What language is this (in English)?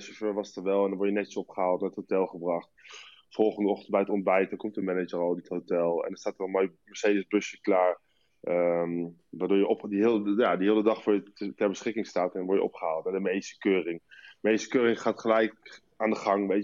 Dutch